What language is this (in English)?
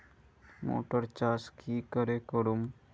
Magahi